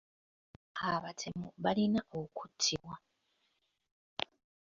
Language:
Ganda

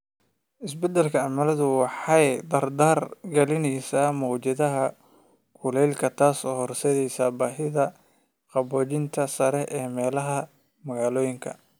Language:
Somali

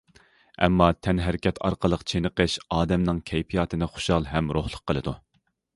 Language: Uyghur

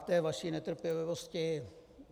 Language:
Czech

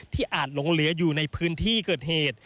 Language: Thai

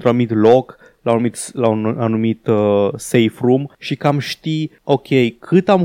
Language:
Romanian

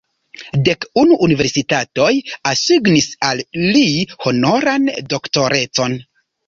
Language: Esperanto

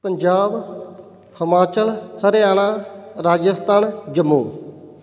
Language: Punjabi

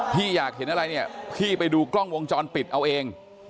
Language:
Thai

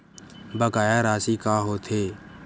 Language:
Chhattisgarhi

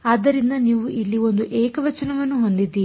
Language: Kannada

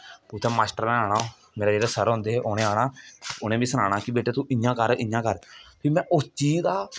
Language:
Dogri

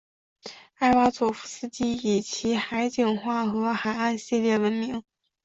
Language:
Chinese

